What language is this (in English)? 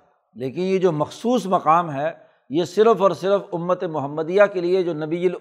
Urdu